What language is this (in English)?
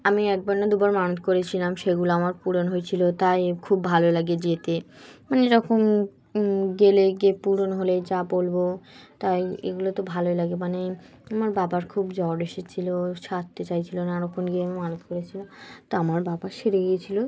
Bangla